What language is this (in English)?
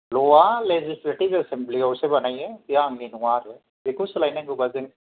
Bodo